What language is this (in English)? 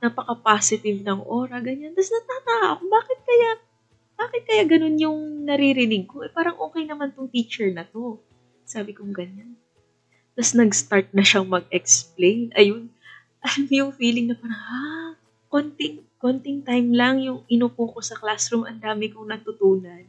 Filipino